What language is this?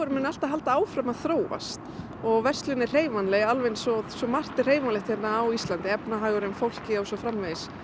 Icelandic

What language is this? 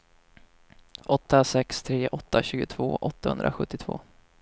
Swedish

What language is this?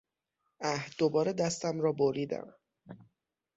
Persian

